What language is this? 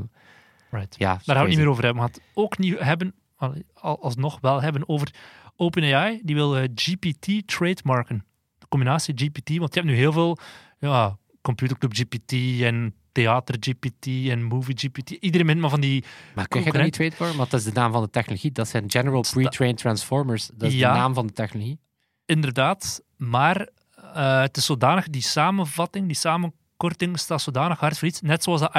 Dutch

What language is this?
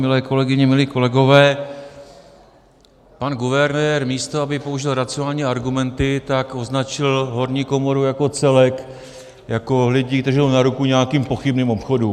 Czech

